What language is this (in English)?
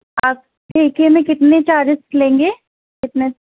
Urdu